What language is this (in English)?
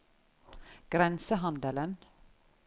Norwegian